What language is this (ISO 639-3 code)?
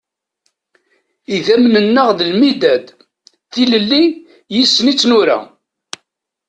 kab